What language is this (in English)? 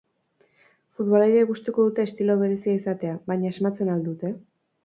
Basque